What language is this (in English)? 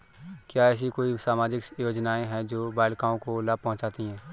Hindi